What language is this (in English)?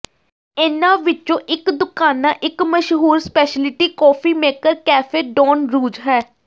Punjabi